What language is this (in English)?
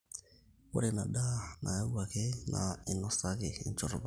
Masai